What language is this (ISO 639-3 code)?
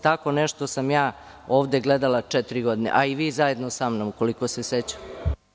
srp